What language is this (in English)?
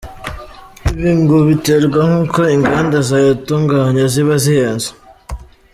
Kinyarwanda